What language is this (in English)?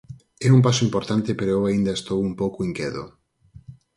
Galician